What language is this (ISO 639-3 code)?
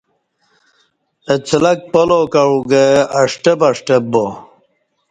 bsh